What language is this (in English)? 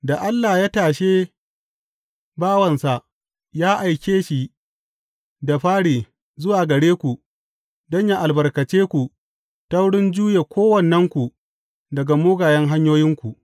Hausa